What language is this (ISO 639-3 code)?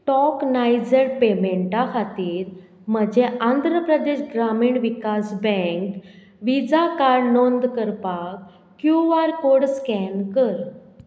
kok